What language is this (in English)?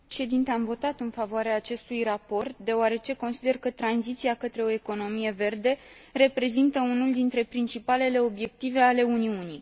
Romanian